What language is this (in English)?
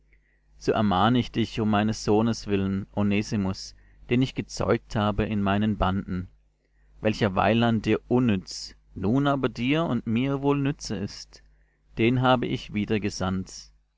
German